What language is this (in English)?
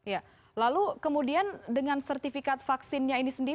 Indonesian